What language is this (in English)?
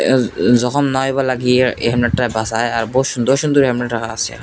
Bangla